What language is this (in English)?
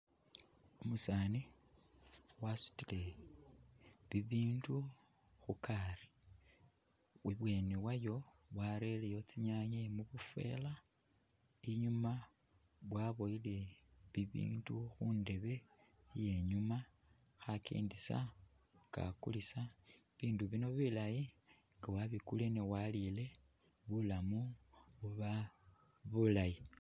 Masaaba